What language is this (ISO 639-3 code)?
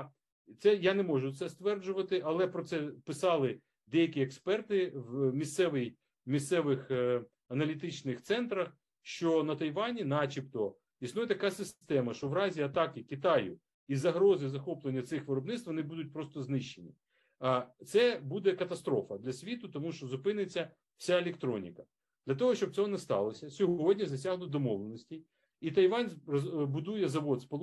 ukr